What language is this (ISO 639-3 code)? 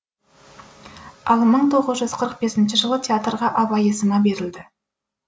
kaz